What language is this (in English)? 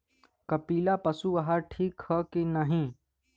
Bhojpuri